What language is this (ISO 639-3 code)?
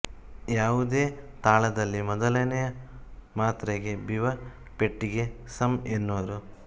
kan